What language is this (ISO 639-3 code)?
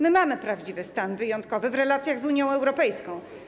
pol